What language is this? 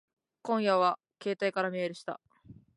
Japanese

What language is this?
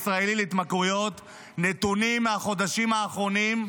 Hebrew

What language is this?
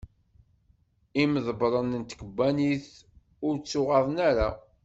Kabyle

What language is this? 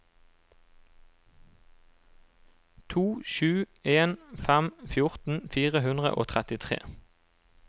Norwegian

